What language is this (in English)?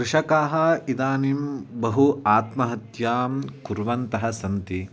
Sanskrit